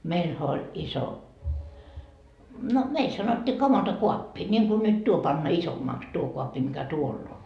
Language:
Finnish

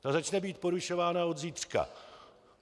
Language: Czech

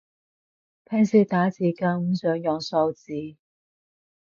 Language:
Cantonese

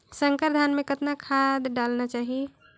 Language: Chhattisgarhi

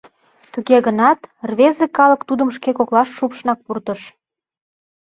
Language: Mari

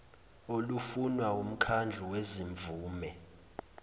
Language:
Zulu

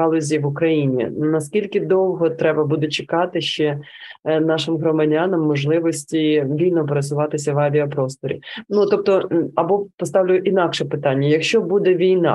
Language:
Ukrainian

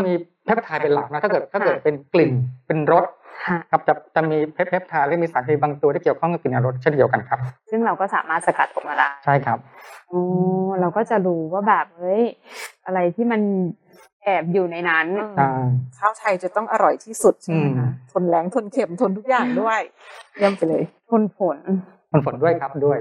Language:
Thai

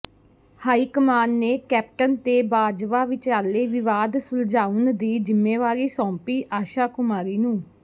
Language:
Punjabi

